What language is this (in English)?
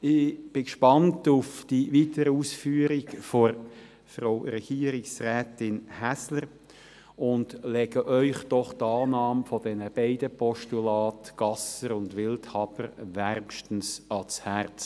Swiss German